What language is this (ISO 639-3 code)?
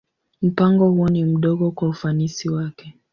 swa